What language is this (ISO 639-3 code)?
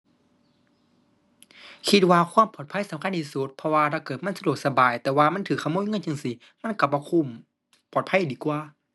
tha